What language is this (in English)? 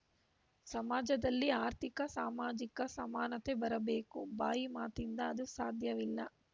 Kannada